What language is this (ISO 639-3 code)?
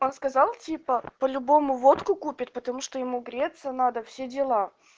rus